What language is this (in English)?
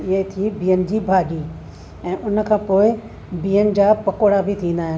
Sindhi